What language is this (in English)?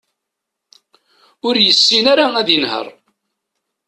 Kabyle